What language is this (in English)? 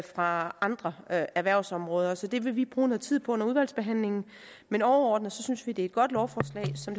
Danish